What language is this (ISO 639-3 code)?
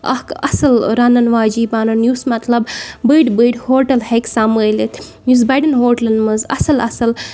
kas